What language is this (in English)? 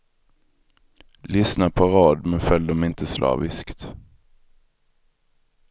Swedish